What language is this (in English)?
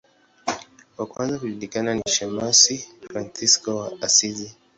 Swahili